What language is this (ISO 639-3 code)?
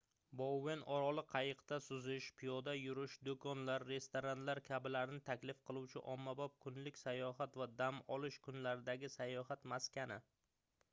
uzb